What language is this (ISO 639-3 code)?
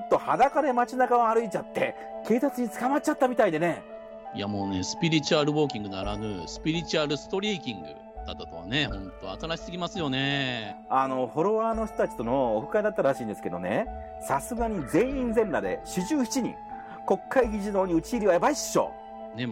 jpn